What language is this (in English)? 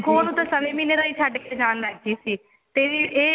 Punjabi